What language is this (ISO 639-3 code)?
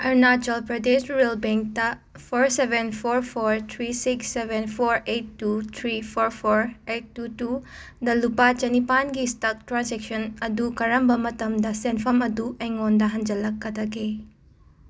mni